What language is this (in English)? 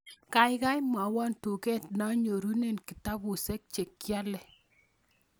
Kalenjin